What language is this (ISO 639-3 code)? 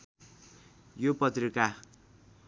nep